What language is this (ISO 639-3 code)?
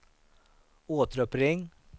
swe